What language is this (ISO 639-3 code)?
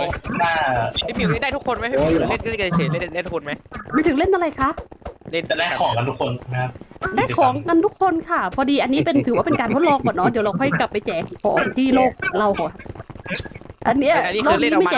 tha